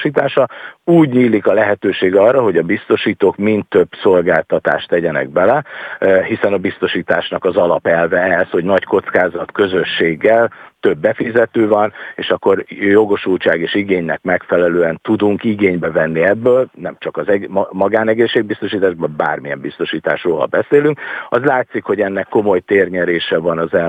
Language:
Hungarian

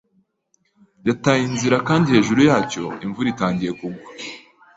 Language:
Kinyarwanda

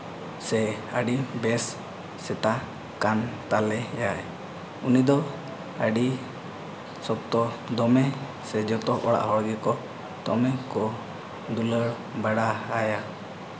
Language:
Santali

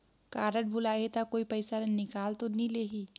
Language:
Chhattisgarhi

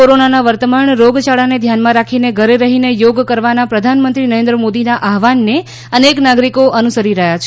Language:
Gujarati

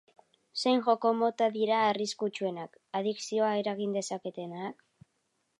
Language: Basque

